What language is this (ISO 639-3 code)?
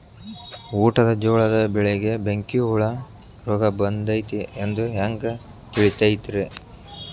kan